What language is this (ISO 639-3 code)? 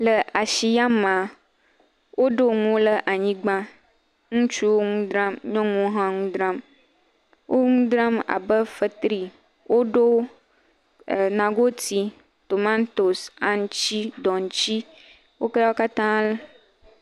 ewe